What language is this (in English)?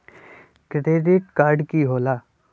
Magahi